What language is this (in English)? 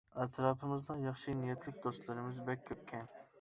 Uyghur